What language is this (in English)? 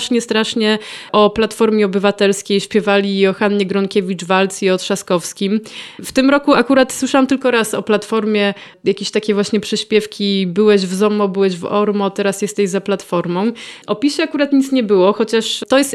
Polish